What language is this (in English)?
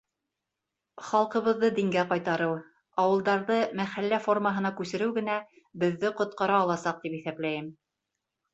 Bashkir